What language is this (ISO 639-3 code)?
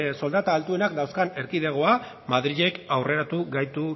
eus